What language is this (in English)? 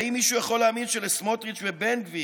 Hebrew